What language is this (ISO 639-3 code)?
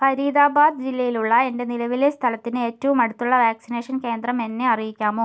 mal